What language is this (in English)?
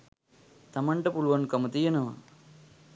Sinhala